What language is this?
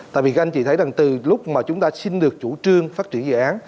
Vietnamese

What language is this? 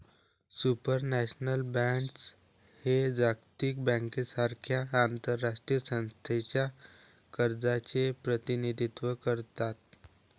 Marathi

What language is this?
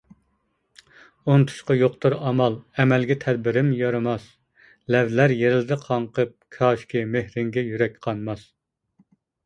Uyghur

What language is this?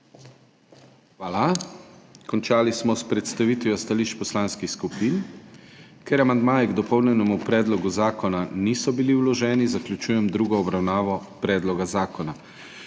Slovenian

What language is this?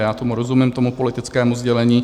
Czech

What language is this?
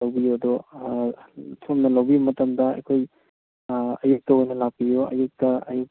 Manipuri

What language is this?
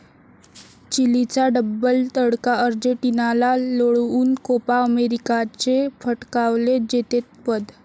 Marathi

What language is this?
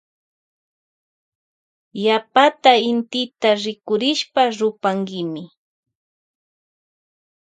Loja Highland Quichua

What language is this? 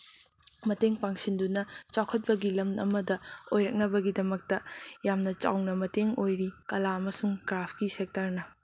Manipuri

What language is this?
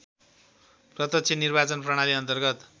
Nepali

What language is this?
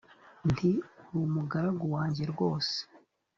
Kinyarwanda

